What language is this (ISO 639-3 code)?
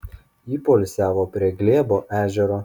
lit